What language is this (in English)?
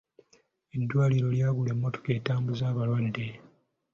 Ganda